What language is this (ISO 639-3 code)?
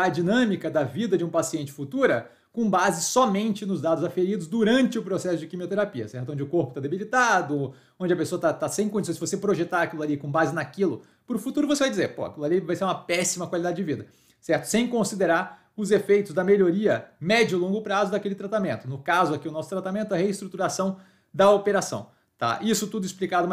por